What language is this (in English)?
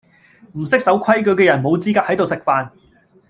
Cantonese